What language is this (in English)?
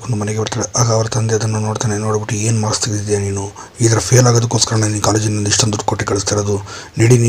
Romanian